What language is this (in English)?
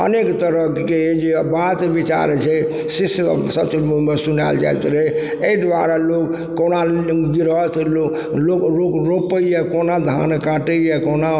Maithili